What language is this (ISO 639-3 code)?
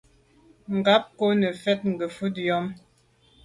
byv